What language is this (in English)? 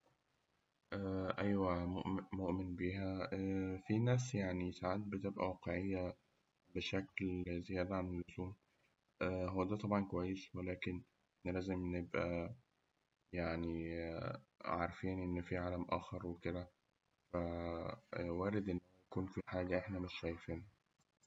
Egyptian Arabic